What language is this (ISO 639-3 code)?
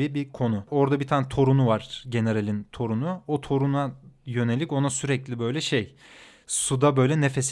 tur